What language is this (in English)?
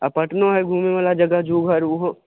Maithili